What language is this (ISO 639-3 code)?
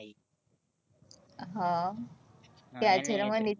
guj